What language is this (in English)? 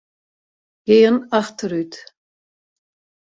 Western Frisian